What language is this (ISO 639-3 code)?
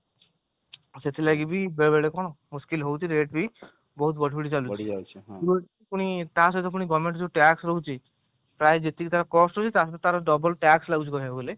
ori